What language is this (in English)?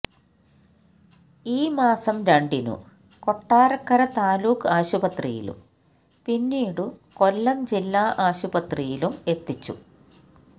Malayalam